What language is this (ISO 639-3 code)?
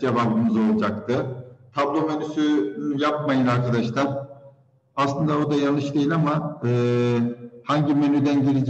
tur